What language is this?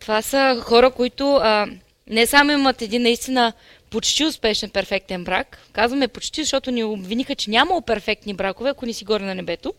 Bulgarian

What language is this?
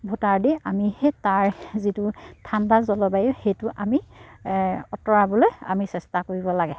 Assamese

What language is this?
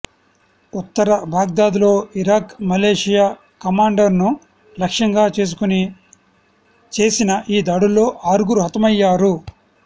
Telugu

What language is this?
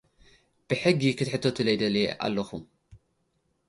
Tigrinya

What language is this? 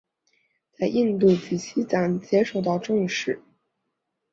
Chinese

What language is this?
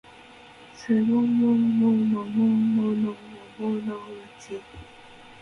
Japanese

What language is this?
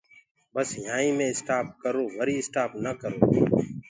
Gurgula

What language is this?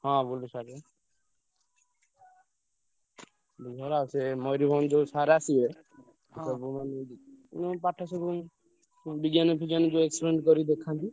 Odia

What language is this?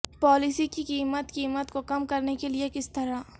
Urdu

